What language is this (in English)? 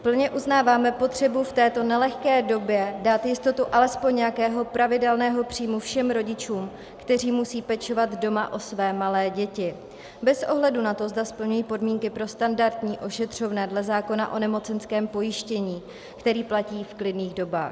Czech